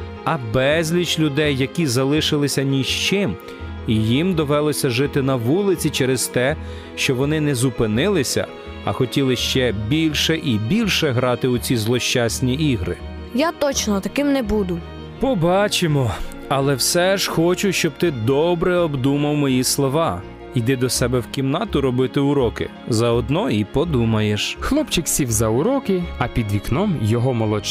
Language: Ukrainian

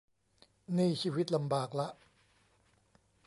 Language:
Thai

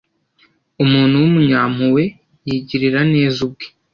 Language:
Kinyarwanda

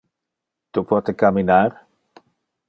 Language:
Interlingua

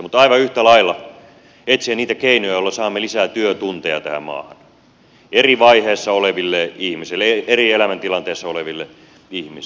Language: Finnish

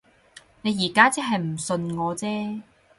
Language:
Cantonese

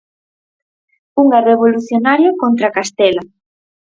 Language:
Galician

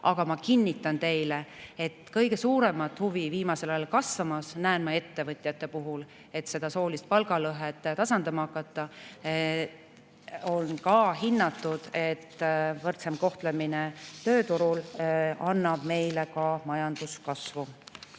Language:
Estonian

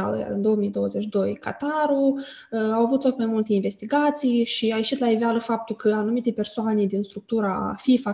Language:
Romanian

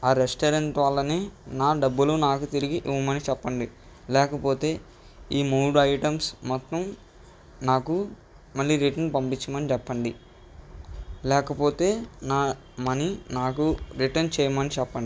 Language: Telugu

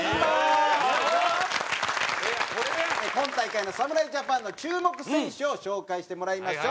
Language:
Japanese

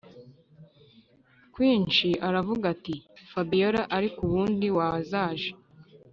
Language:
Kinyarwanda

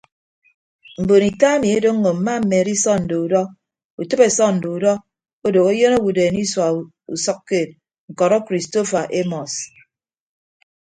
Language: Ibibio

